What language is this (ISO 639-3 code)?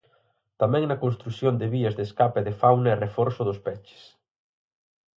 glg